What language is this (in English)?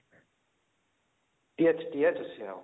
Odia